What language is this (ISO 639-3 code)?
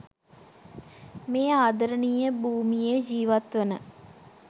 sin